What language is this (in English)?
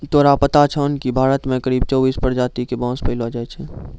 Maithili